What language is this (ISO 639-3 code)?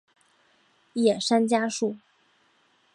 zho